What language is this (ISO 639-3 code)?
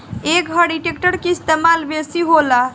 bho